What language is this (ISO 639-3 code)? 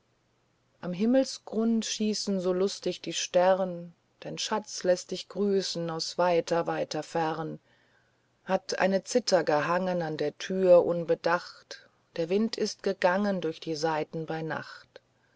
deu